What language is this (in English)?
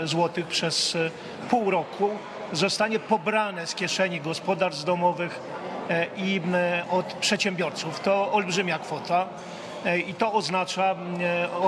Polish